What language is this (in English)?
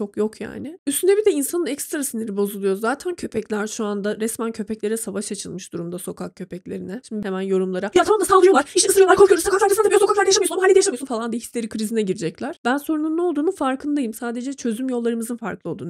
Turkish